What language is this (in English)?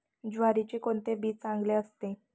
Marathi